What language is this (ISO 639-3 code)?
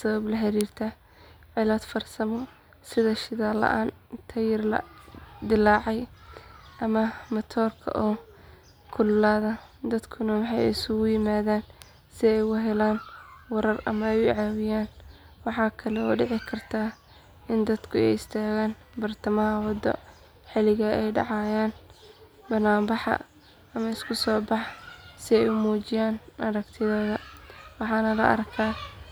som